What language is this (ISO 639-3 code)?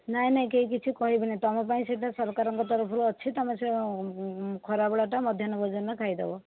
ori